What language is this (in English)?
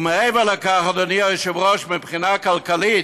Hebrew